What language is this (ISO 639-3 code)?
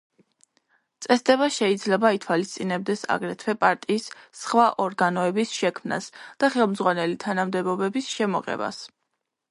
kat